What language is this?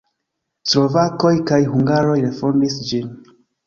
Esperanto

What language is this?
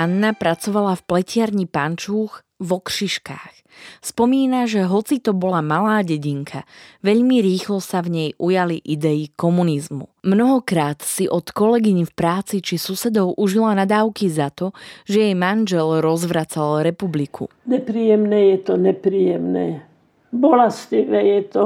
Slovak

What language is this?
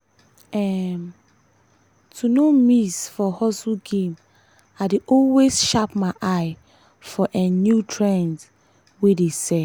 Nigerian Pidgin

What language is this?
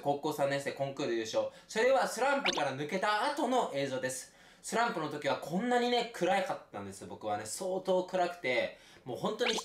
Japanese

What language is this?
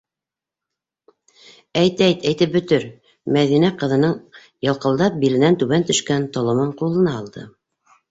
Bashkir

